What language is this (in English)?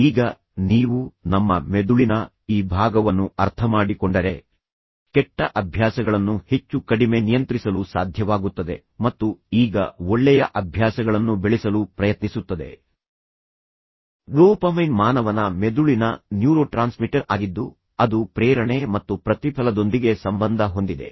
Kannada